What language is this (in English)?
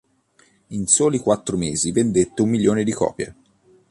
Italian